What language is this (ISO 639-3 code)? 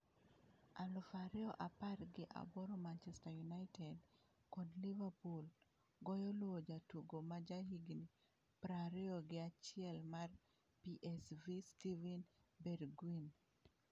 luo